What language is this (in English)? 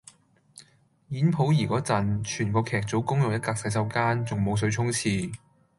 Cantonese